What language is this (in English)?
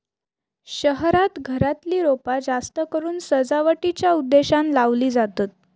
Marathi